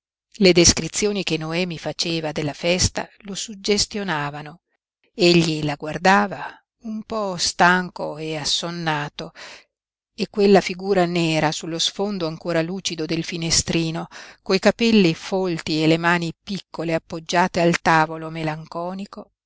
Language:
Italian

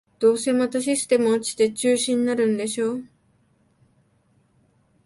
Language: Japanese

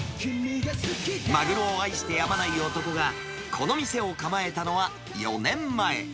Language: Japanese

